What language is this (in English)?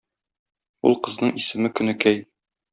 Tatar